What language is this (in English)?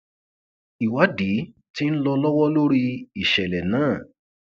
Yoruba